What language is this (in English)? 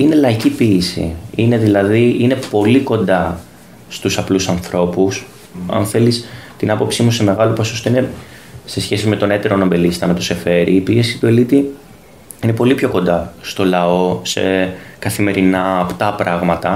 Greek